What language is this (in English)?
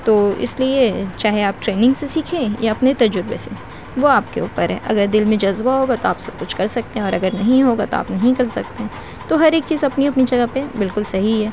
Urdu